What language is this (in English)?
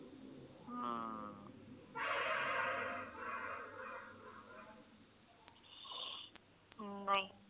Punjabi